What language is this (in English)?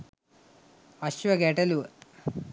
Sinhala